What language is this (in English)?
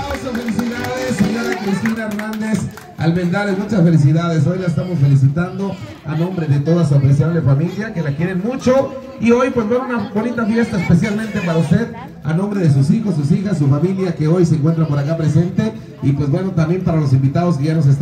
Spanish